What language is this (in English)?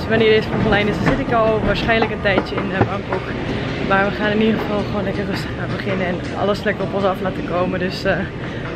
Dutch